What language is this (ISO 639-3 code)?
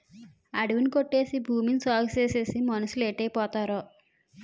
tel